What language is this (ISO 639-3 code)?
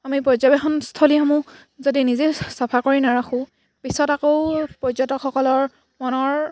asm